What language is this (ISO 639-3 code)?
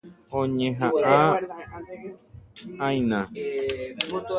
grn